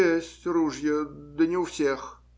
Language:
Russian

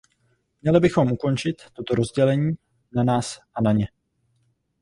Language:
Czech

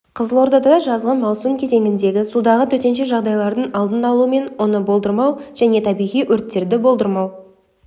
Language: Kazakh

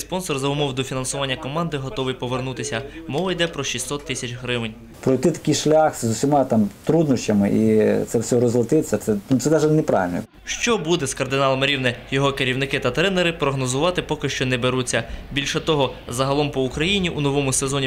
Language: Ukrainian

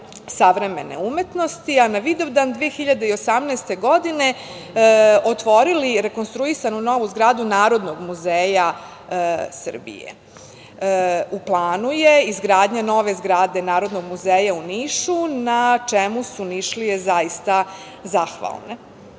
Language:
Serbian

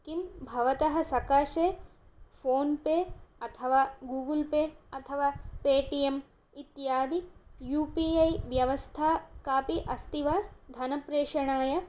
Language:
Sanskrit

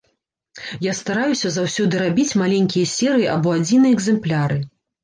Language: Belarusian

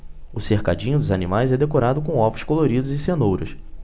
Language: Portuguese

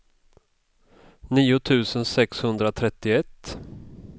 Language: Swedish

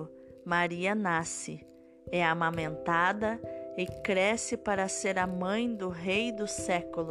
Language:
Portuguese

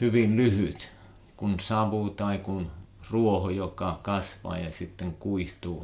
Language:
Finnish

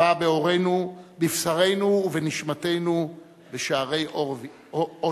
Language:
Hebrew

